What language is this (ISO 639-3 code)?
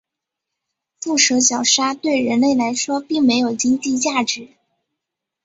zho